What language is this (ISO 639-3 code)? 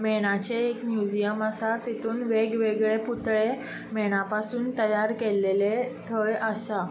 kok